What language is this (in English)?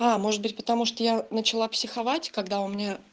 Russian